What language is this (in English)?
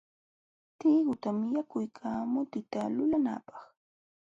Jauja Wanca Quechua